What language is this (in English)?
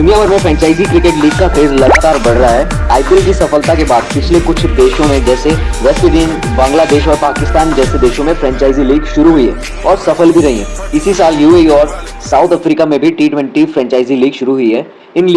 Hindi